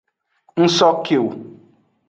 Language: Aja (Benin)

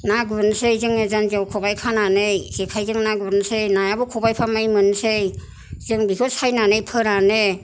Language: Bodo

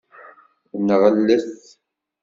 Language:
Kabyle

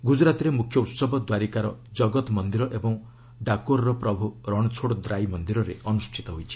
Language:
Odia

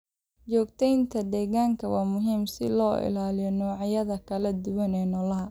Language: Somali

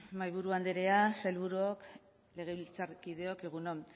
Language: Basque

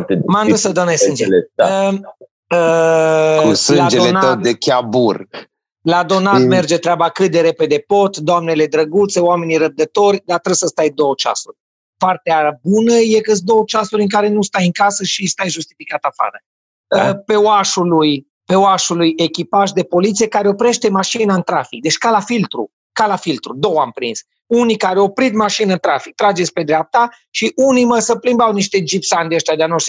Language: Romanian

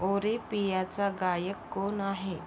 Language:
Marathi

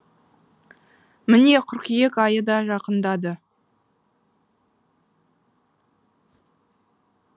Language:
Kazakh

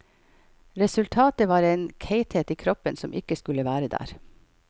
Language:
Norwegian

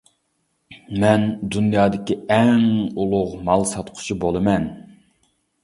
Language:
Uyghur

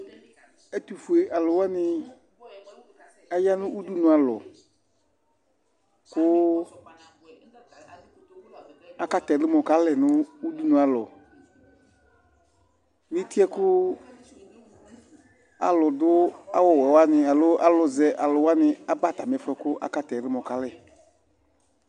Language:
Ikposo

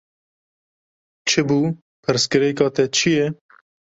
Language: Kurdish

